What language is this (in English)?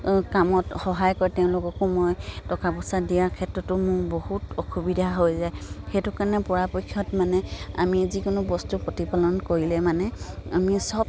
Assamese